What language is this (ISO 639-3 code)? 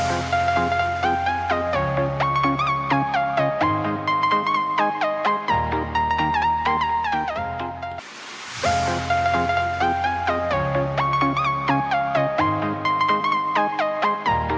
ind